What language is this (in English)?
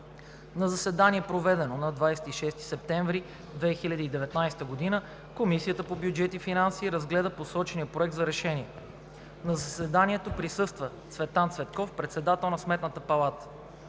Bulgarian